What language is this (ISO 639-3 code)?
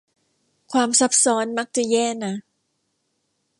tha